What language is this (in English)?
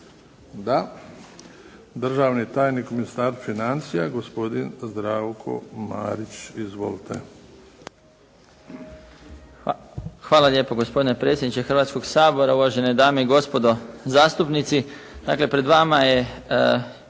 Croatian